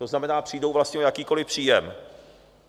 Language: Czech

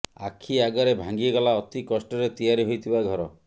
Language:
Odia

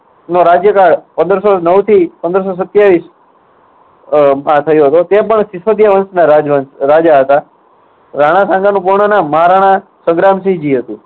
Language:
Gujarati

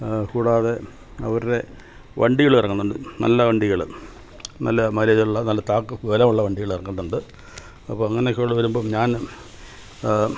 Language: Malayalam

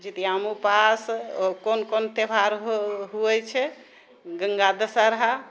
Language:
Maithili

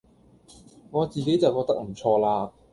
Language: Cantonese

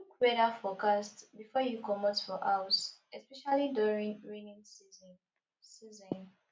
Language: Nigerian Pidgin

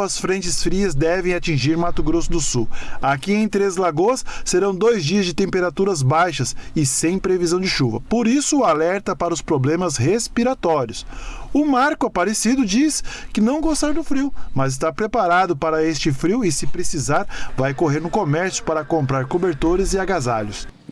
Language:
Portuguese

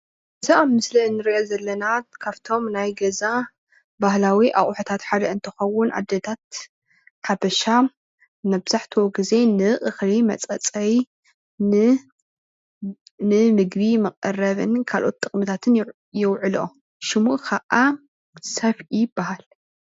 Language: Tigrinya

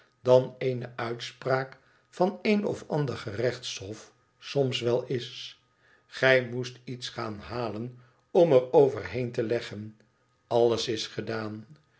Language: Dutch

